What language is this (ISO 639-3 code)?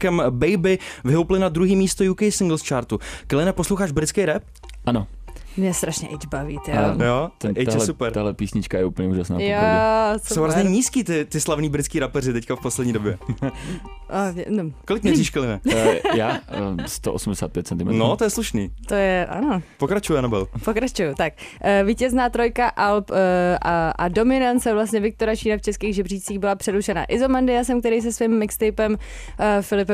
ces